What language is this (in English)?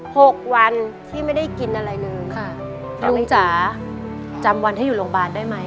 Thai